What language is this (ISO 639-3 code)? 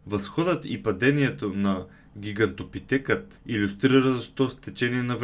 bul